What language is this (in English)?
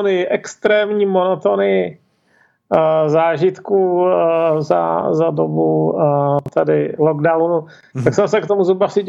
Czech